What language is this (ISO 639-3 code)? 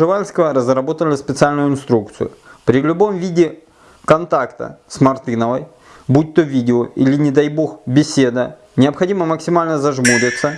rus